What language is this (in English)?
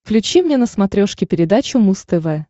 Russian